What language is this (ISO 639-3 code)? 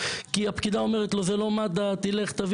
heb